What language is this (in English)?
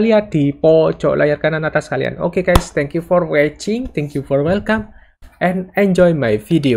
Indonesian